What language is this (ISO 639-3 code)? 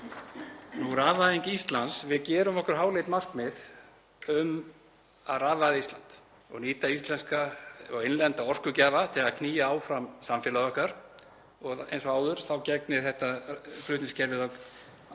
isl